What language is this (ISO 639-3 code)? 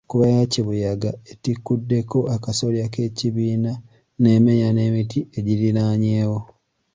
lug